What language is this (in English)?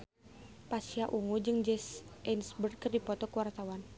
Sundanese